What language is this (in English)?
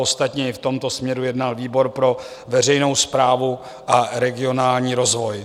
Czech